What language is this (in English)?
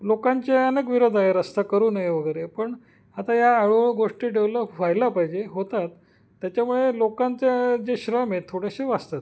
Marathi